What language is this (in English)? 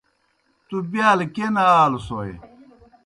Kohistani Shina